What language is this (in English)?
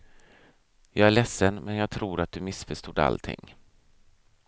Swedish